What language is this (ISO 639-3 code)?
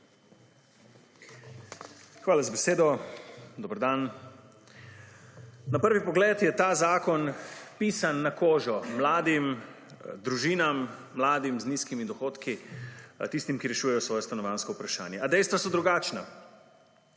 slv